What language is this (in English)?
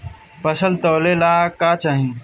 Bhojpuri